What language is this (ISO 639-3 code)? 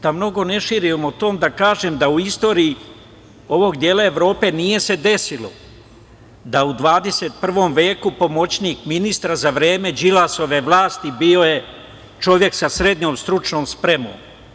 srp